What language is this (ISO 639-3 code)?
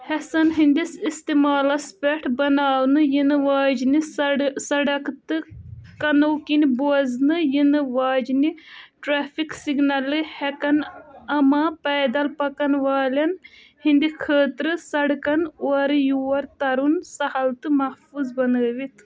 kas